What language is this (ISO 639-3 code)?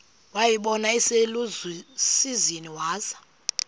xho